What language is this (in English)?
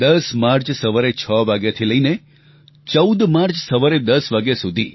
Gujarati